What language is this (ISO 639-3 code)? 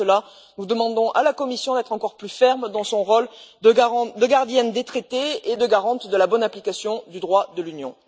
fra